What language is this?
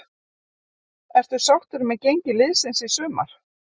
Icelandic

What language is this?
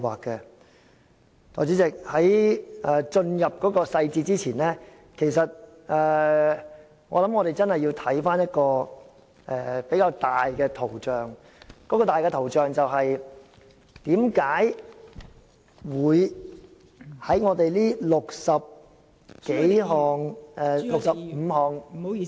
Cantonese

